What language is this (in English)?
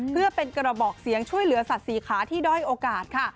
Thai